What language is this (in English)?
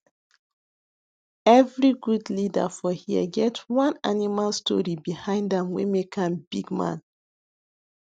Nigerian Pidgin